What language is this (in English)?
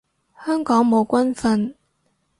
Cantonese